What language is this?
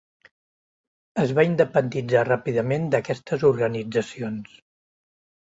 Catalan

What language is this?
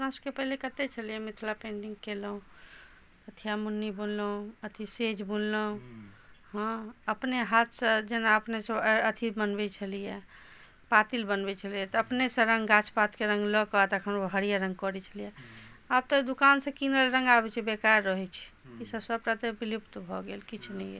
Maithili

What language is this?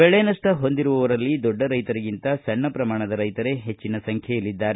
Kannada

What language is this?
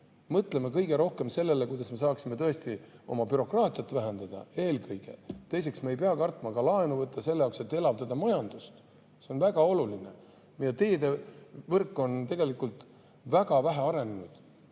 Estonian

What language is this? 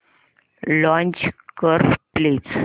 Marathi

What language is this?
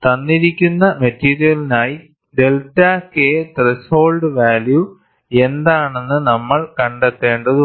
Malayalam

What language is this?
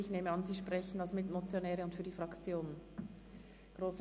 Swiss German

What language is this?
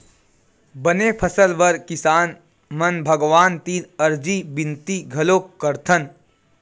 Chhattisgarhi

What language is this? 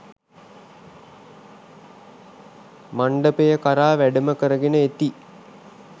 Sinhala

